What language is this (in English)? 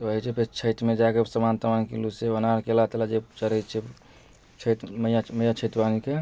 Maithili